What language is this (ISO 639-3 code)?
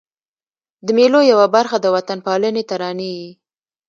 pus